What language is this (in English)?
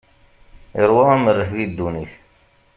Kabyle